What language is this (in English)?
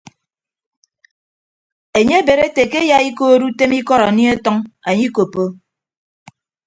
Ibibio